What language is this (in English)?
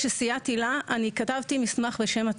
Hebrew